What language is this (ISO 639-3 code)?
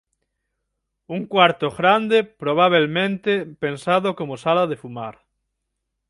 glg